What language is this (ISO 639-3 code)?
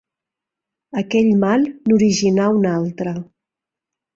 cat